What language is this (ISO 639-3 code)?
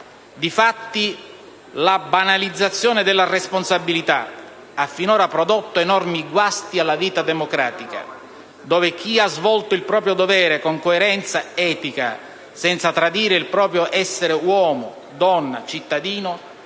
ita